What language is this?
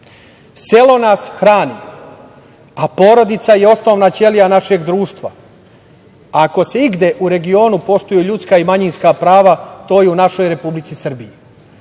Serbian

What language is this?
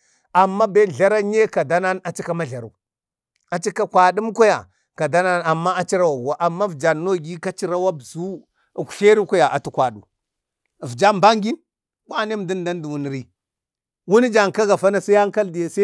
Bade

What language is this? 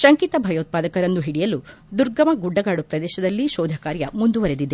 Kannada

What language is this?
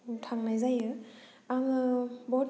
Bodo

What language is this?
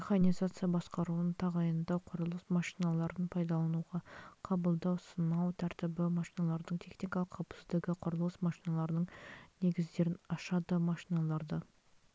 Kazakh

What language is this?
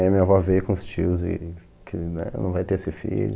Portuguese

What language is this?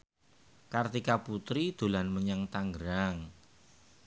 Javanese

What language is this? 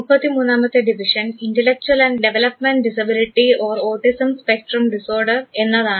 Malayalam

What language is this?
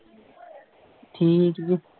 Punjabi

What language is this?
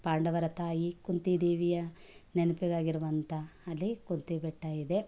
Kannada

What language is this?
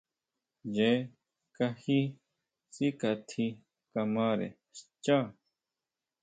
Huautla Mazatec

